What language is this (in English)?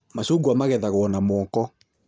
Kikuyu